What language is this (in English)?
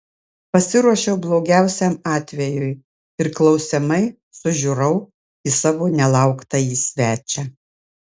Lithuanian